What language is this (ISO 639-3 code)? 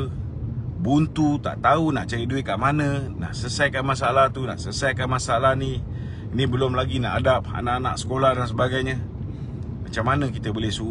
msa